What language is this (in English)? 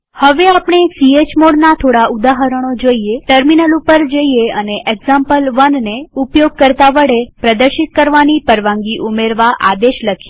Gujarati